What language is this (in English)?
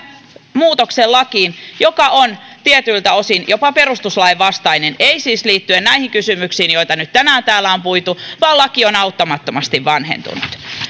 Finnish